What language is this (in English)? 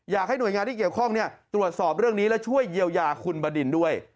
Thai